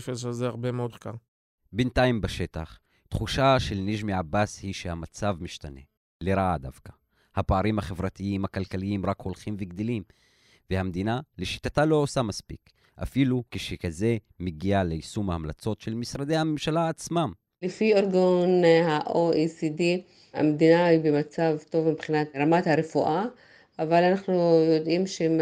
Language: Hebrew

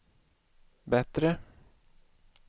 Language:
Swedish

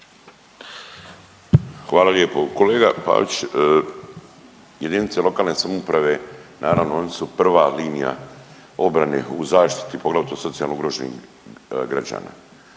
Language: Croatian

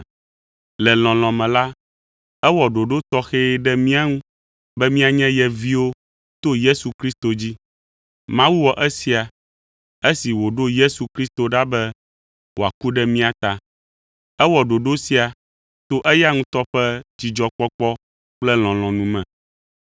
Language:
Ewe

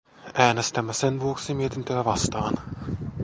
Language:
Finnish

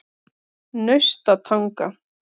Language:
Icelandic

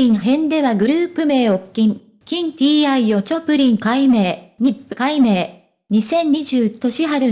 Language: Japanese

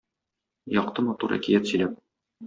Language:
Tatar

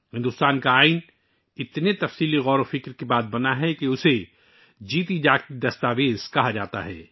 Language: Urdu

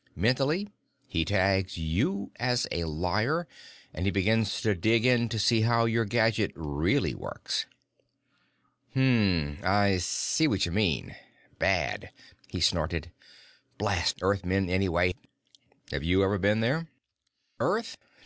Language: English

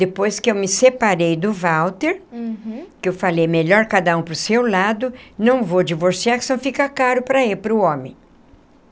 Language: Portuguese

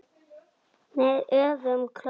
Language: Icelandic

